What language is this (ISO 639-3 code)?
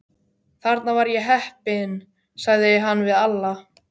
isl